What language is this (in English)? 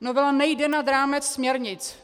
Czech